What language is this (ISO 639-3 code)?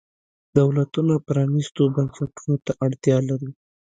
pus